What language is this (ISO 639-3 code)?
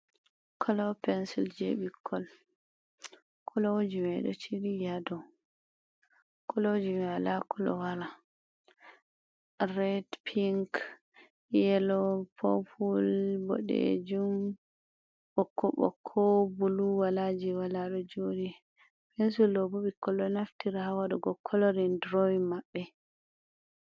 ful